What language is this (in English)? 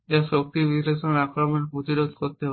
Bangla